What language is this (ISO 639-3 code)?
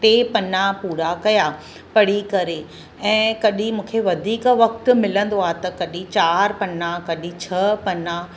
snd